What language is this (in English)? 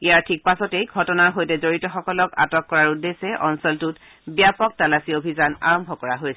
Assamese